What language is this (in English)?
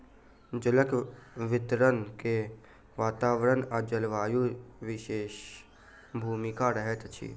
Maithili